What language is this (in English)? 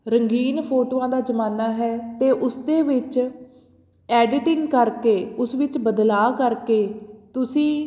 Punjabi